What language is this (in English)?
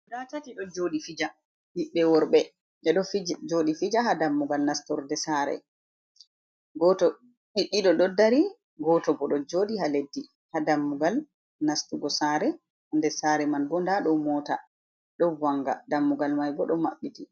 Fula